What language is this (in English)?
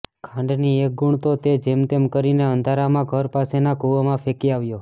Gujarati